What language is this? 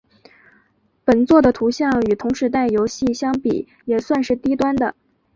Chinese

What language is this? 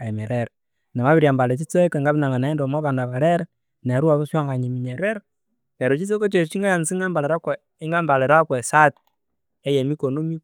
Konzo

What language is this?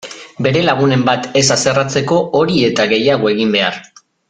Basque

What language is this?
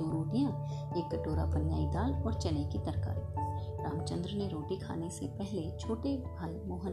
Hindi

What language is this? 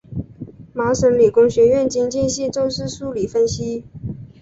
Chinese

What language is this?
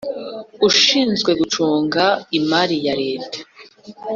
Kinyarwanda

